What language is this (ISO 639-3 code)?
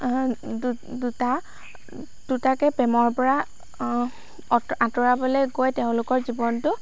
asm